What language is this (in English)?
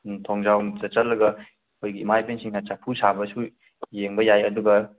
Manipuri